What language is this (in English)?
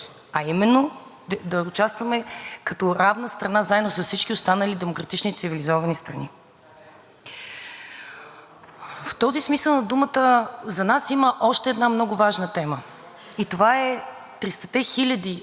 Bulgarian